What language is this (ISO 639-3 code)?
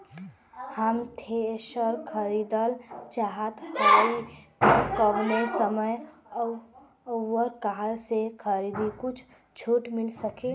bho